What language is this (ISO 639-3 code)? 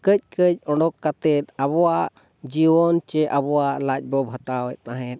sat